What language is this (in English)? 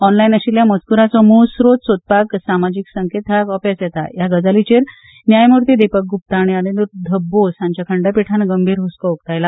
Konkani